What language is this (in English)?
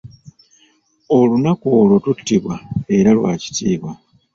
Ganda